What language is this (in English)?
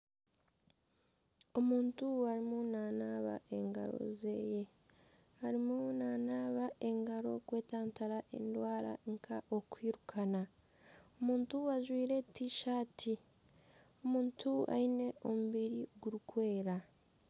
Nyankole